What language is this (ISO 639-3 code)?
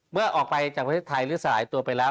tha